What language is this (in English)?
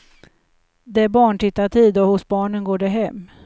Swedish